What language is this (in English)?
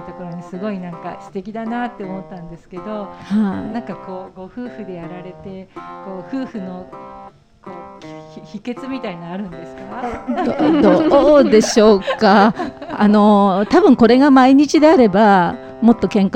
Japanese